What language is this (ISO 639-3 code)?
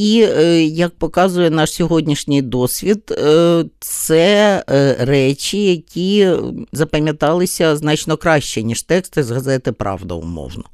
ukr